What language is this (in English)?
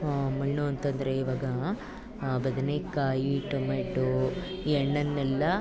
Kannada